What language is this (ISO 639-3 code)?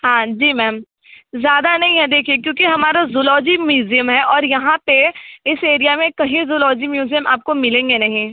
hin